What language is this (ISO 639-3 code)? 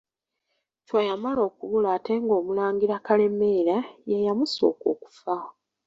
lug